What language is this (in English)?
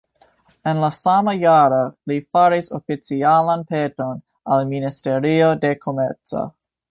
Esperanto